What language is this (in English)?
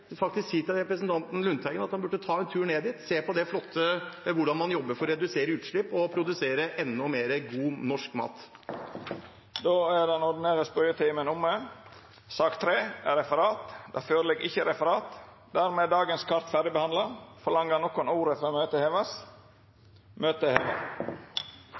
Norwegian